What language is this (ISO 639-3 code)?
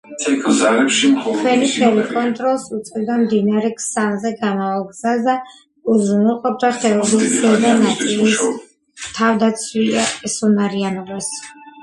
kat